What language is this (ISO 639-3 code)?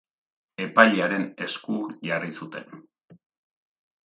eus